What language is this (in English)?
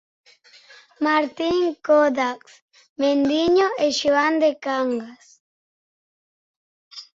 Galician